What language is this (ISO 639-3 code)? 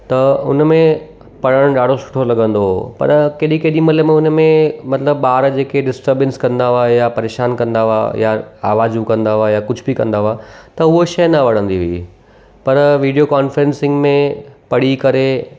snd